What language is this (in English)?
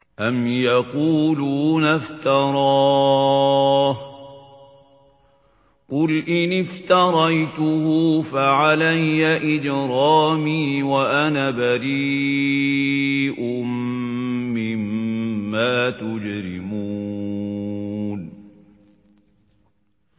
Arabic